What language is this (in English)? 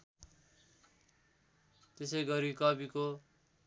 Nepali